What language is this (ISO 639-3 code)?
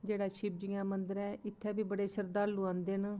doi